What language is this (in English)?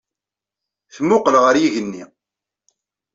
Kabyle